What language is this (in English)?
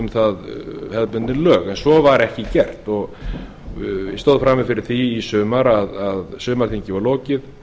Icelandic